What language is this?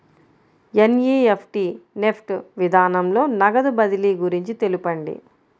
Telugu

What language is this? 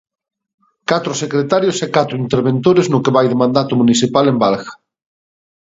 Galician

